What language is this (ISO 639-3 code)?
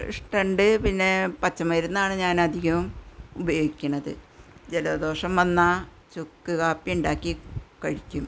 mal